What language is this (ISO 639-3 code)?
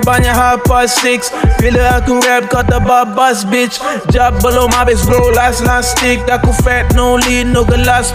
msa